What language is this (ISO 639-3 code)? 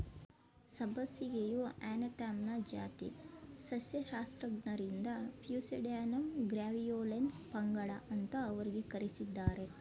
kan